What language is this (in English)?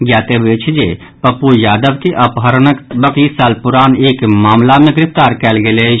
Maithili